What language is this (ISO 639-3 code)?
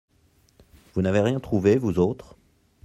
fra